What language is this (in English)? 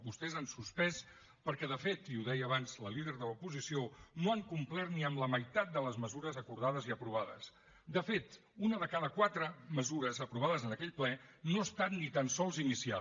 Catalan